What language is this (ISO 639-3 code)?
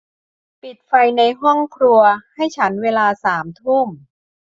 tha